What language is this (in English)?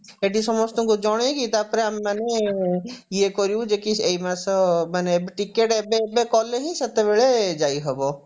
Odia